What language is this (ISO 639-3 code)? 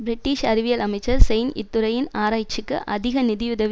tam